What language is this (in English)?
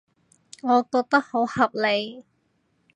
Cantonese